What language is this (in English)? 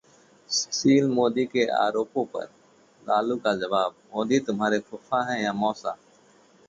Hindi